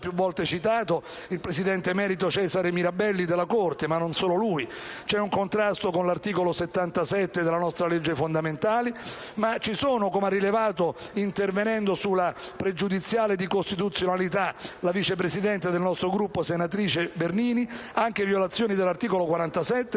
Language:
Italian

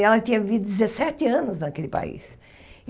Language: Portuguese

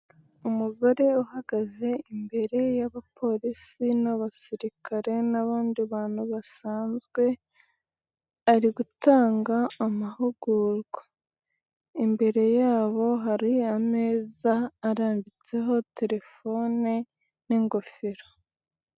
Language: Kinyarwanda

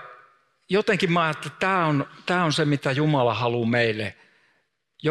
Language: Finnish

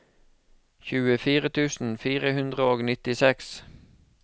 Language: Norwegian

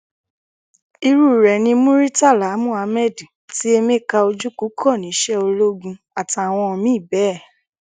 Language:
Yoruba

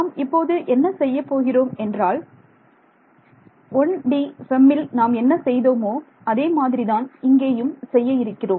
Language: Tamil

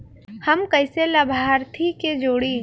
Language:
Bhojpuri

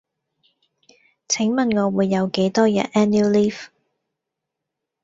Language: Cantonese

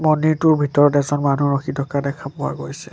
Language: Assamese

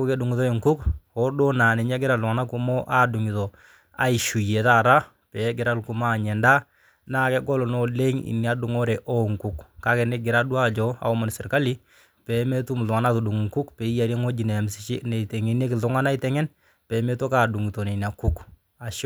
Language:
Masai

